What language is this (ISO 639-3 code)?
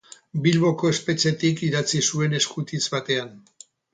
eus